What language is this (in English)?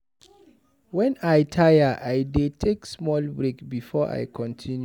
Nigerian Pidgin